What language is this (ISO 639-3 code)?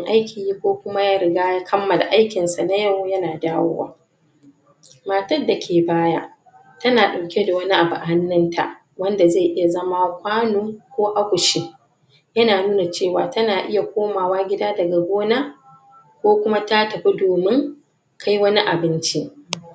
hau